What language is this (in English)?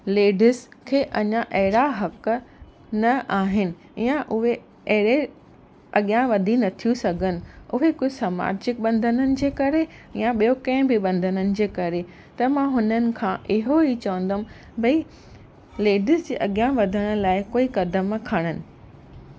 Sindhi